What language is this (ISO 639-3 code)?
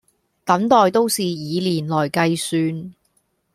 yue